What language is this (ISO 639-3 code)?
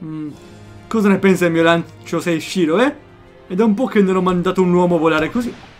ita